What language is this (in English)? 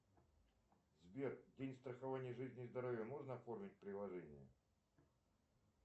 Russian